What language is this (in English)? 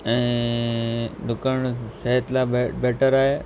Sindhi